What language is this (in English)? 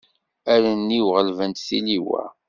Kabyle